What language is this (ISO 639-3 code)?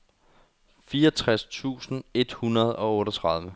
dan